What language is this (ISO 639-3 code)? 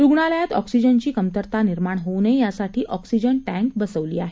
mar